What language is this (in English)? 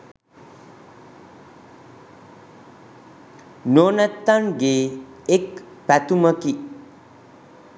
Sinhala